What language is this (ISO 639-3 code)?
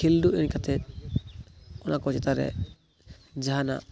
sat